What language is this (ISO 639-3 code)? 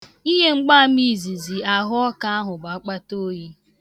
ibo